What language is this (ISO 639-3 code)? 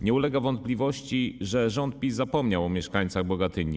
pol